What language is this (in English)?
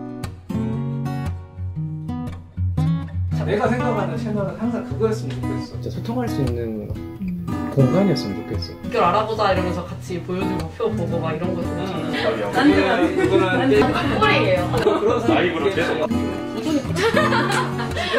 Korean